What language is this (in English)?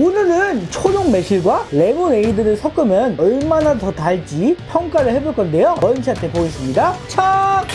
Korean